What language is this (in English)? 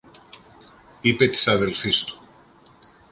Greek